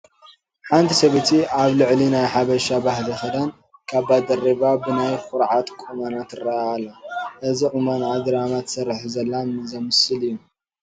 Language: Tigrinya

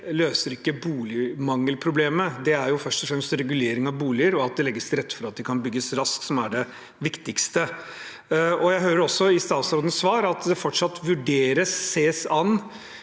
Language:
Norwegian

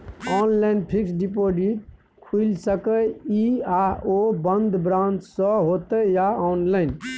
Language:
Maithili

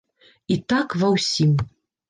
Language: Belarusian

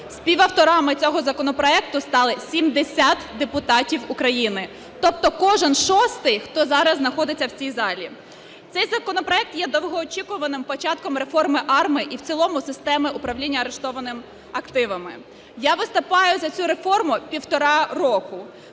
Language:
Ukrainian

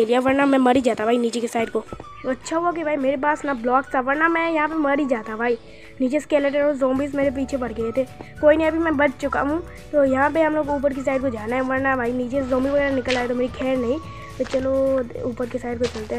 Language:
Hindi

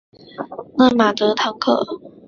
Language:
Chinese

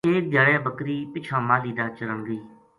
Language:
Gujari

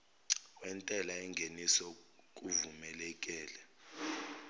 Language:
Zulu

